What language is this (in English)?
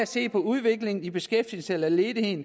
Danish